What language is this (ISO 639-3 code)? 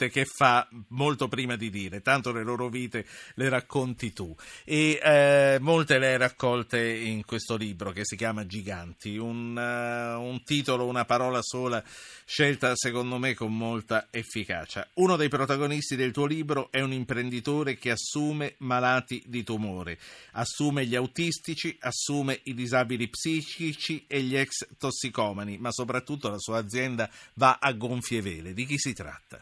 ita